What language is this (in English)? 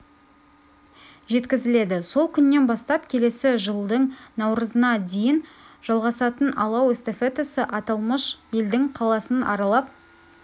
Kazakh